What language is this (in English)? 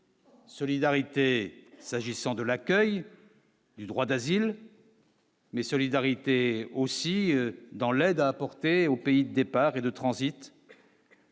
French